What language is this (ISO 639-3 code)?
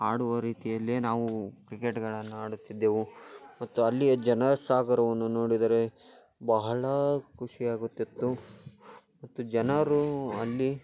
kan